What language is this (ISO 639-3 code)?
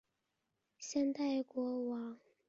zho